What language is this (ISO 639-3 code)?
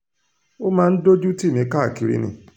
yor